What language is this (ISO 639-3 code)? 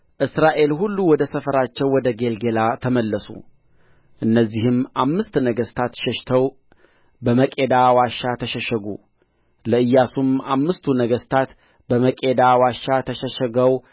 amh